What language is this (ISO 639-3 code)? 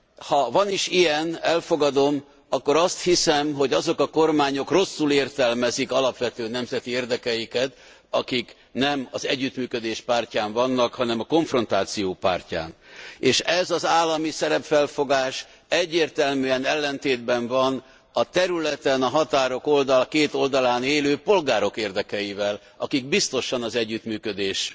hun